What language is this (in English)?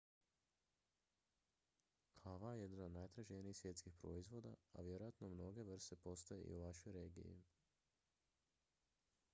Croatian